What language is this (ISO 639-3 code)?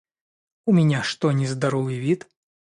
rus